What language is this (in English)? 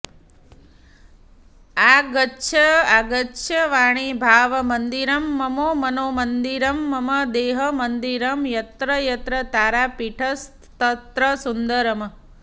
Sanskrit